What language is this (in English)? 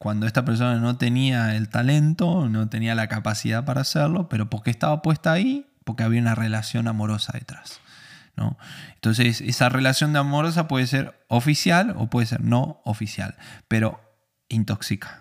Spanish